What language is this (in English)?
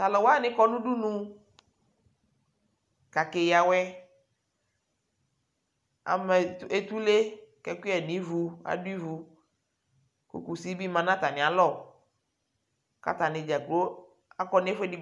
Ikposo